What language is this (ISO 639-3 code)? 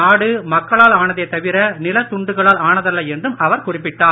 tam